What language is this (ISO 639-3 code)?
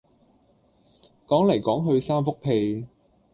yue